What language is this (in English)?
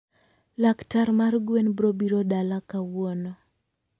Luo (Kenya and Tanzania)